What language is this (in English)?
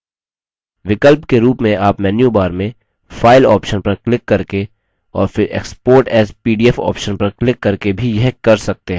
Hindi